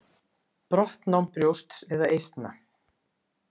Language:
Icelandic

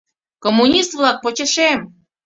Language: Mari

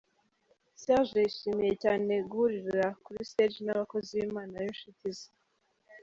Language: Kinyarwanda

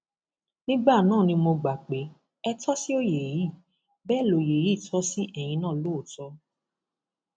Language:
Yoruba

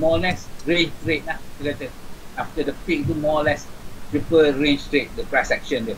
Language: Malay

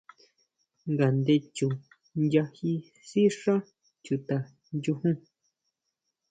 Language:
Huautla Mazatec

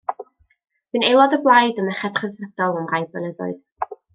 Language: Welsh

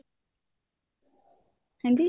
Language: Punjabi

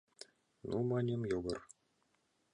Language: Mari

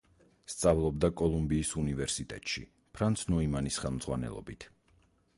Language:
Georgian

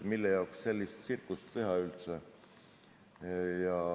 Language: Estonian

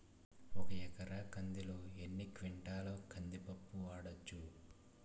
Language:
Telugu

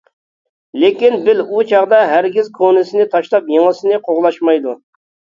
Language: Uyghur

